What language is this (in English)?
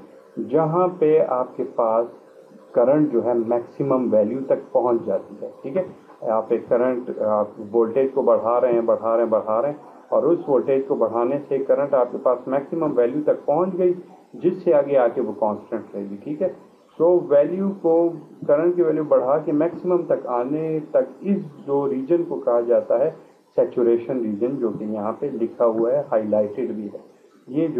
Hindi